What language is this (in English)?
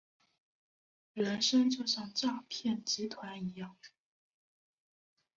Chinese